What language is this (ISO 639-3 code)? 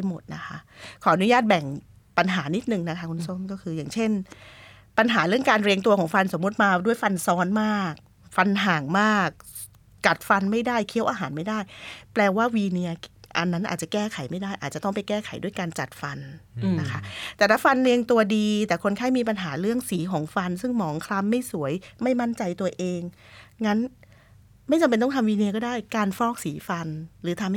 tha